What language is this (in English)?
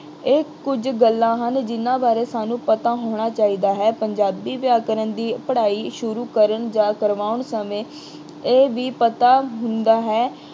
Punjabi